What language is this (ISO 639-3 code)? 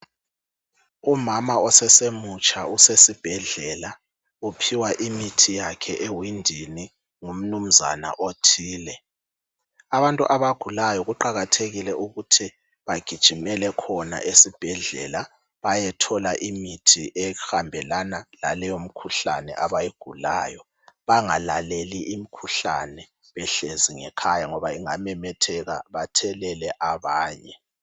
nde